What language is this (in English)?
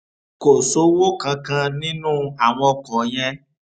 Yoruba